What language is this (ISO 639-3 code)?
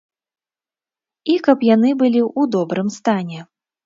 bel